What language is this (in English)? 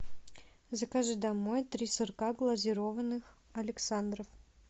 Russian